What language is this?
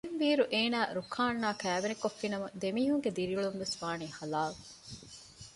Divehi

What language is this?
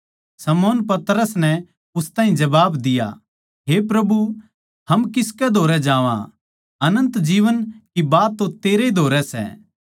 Haryanvi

